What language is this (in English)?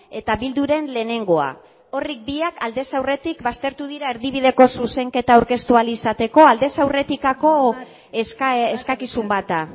Basque